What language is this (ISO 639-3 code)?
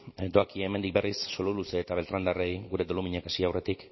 eus